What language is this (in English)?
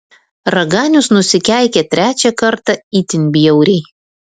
Lithuanian